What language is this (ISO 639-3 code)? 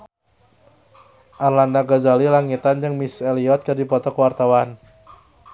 sun